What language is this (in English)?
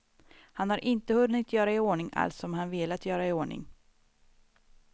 Swedish